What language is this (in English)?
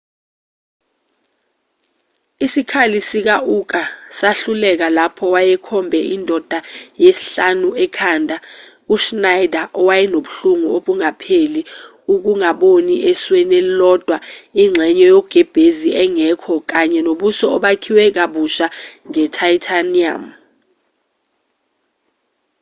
Zulu